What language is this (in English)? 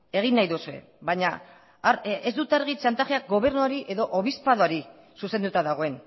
Basque